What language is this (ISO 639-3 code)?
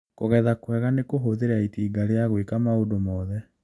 kik